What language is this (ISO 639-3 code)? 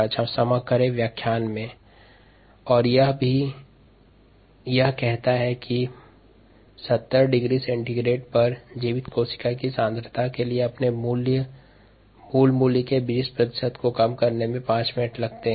hin